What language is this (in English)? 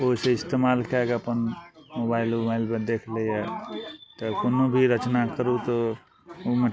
Maithili